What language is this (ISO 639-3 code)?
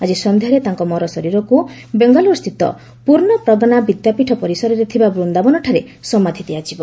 ori